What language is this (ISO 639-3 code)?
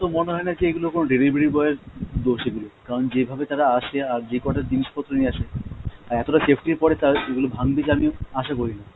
ben